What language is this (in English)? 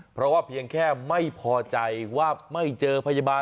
Thai